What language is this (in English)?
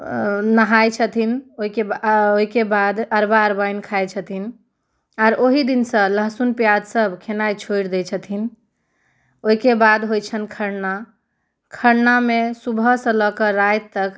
Maithili